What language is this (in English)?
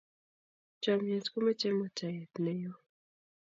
Kalenjin